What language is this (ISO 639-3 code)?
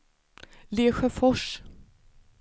swe